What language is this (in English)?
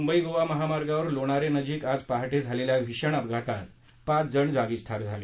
Marathi